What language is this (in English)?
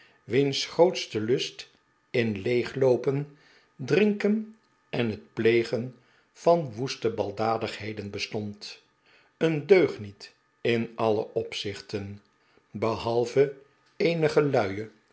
Dutch